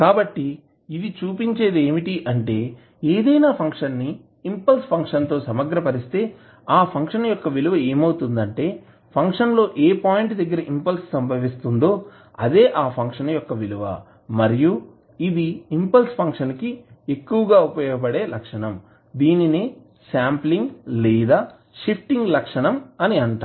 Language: Telugu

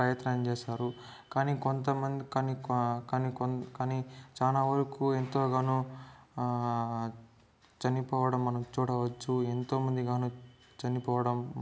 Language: Telugu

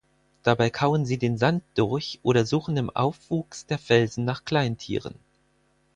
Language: German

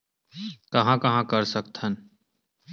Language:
Chhattisgarhi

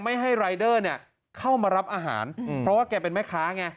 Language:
Thai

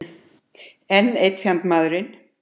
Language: Icelandic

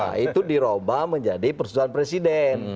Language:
Indonesian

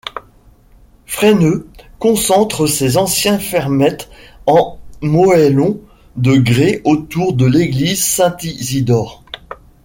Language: French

